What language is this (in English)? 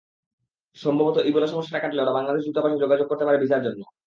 Bangla